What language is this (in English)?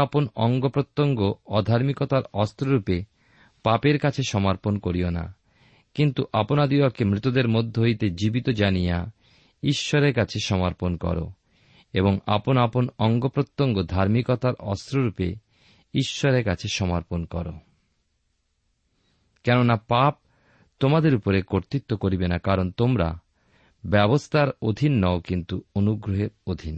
Bangla